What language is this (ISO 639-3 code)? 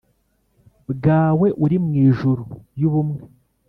kin